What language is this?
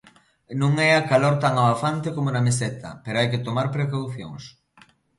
Galician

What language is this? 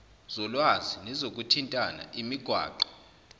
Zulu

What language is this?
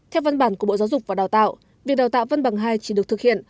Vietnamese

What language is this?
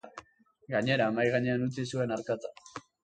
Basque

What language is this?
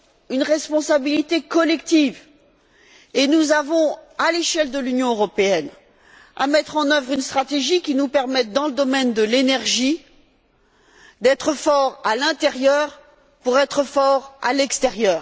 French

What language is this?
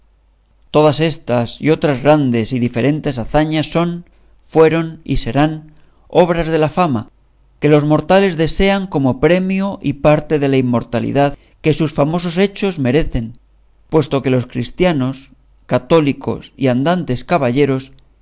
Spanish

